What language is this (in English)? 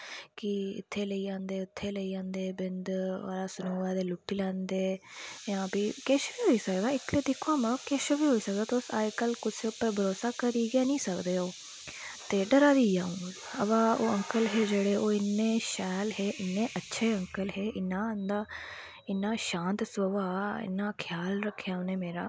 Dogri